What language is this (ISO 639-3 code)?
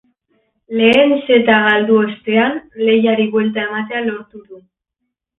eus